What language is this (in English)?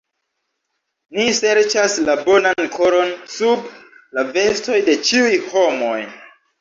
Esperanto